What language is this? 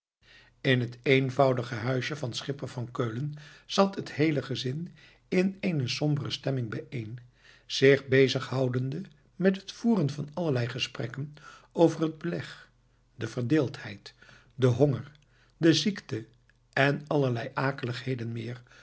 Dutch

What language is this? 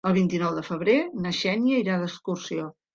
Catalan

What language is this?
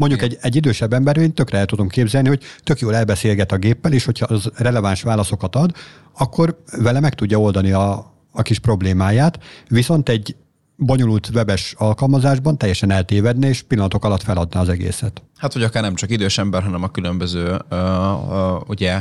Hungarian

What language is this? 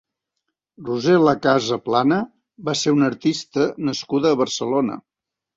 Catalan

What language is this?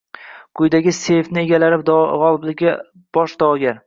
Uzbek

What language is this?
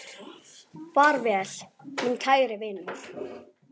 Icelandic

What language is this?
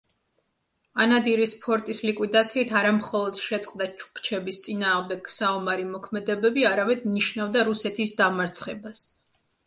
Georgian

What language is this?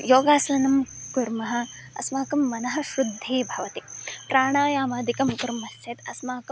Sanskrit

